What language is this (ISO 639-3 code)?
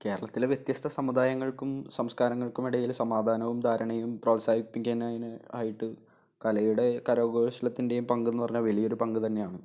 mal